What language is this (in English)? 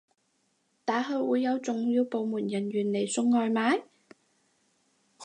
Cantonese